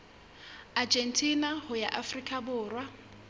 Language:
Southern Sotho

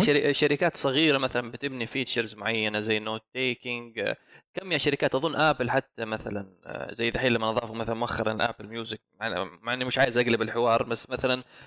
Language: Arabic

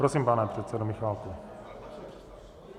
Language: Czech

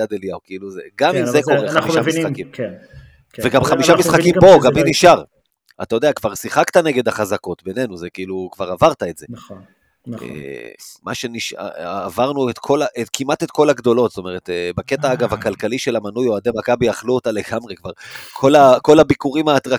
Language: Hebrew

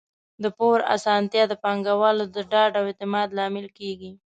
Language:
Pashto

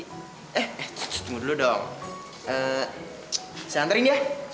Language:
Indonesian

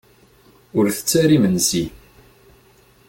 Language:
Kabyle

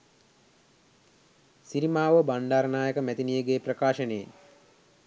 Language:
Sinhala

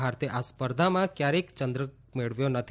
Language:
Gujarati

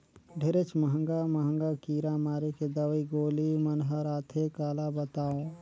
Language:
Chhattisgarhi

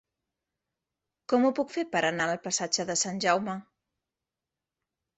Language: Catalan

